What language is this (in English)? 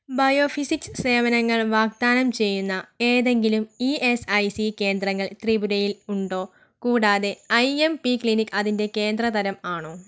Malayalam